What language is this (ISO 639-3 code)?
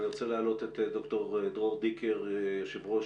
heb